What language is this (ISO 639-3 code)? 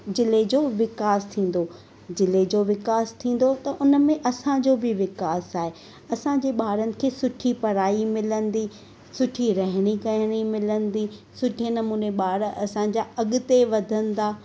snd